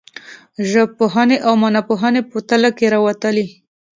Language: Pashto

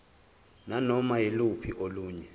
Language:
Zulu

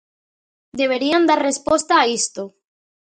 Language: Galician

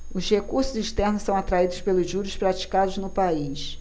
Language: Portuguese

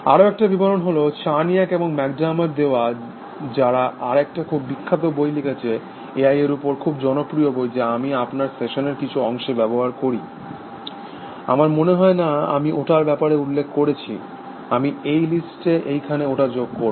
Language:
Bangla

